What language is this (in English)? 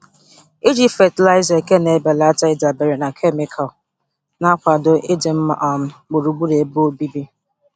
Igbo